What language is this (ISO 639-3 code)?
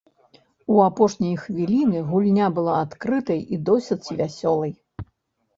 bel